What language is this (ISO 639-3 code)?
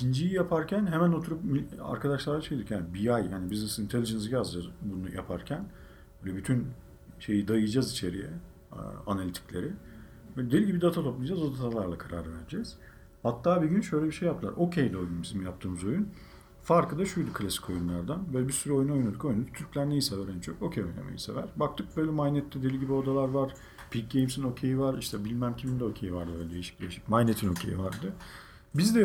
tur